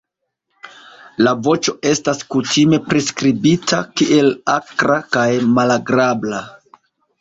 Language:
Esperanto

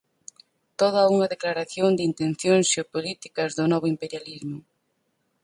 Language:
Galician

